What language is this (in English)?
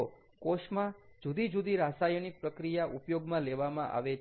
Gujarati